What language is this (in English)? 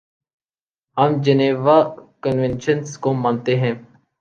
Urdu